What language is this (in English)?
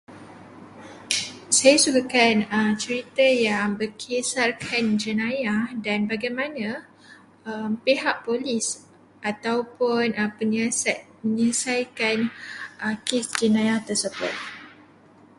Malay